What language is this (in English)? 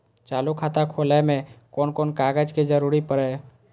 Maithili